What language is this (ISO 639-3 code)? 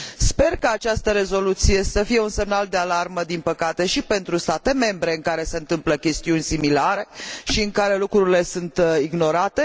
ron